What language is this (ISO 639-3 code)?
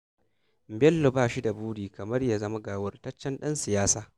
hau